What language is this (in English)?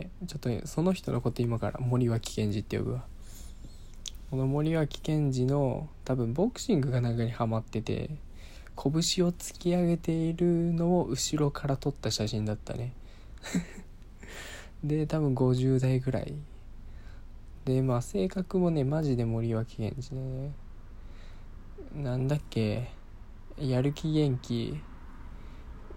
Japanese